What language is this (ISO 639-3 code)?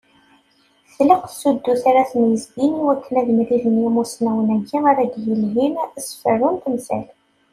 kab